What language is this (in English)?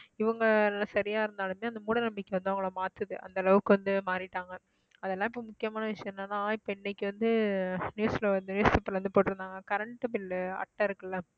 Tamil